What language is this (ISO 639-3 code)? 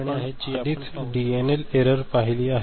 mar